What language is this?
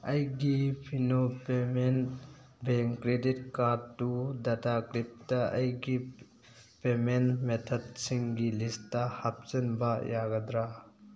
Manipuri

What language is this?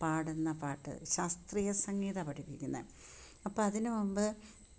Malayalam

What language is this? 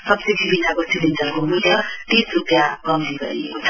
Nepali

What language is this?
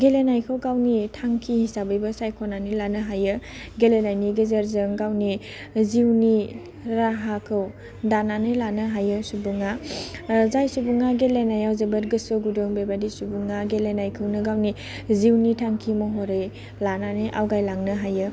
Bodo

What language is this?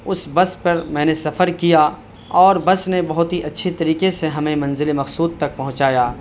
Urdu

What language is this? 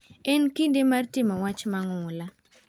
Luo (Kenya and Tanzania)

